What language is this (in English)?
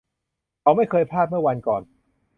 Thai